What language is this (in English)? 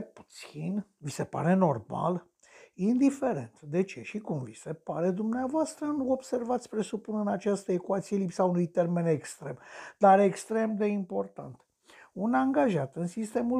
Romanian